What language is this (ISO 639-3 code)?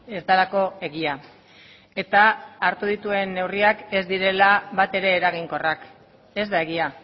eus